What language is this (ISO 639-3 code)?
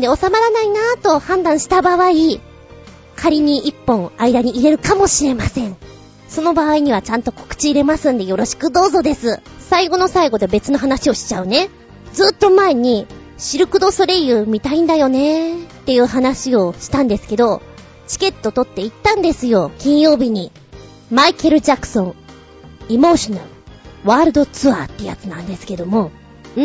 jpn